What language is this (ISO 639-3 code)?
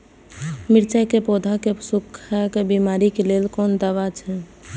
mai